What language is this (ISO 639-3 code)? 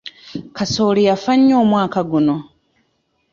lug